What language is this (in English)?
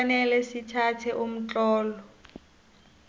South Ndebele